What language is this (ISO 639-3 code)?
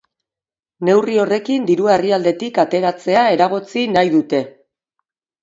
eus